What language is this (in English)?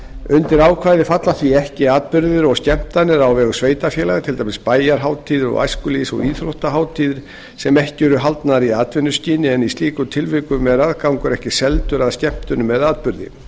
Icelandic